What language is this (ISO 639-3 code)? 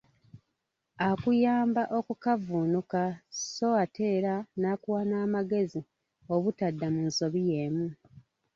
lug